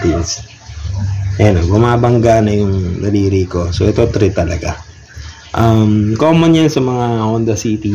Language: Filipino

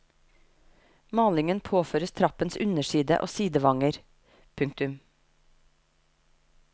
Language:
Norwegian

